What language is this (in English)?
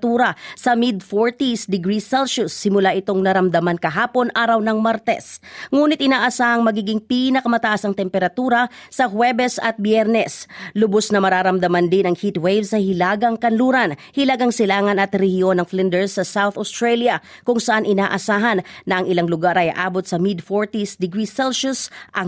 Filipino